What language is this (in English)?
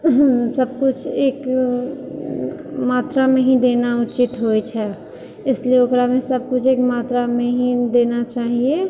Maithili